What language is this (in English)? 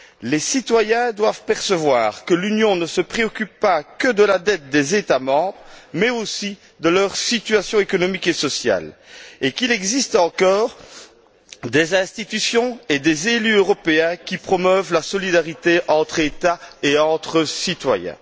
French